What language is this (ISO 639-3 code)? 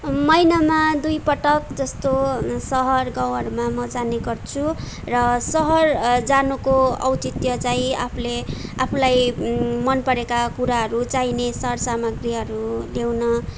nep